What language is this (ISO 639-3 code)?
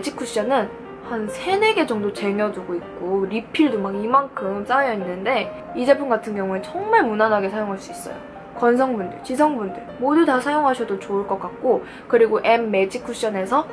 kor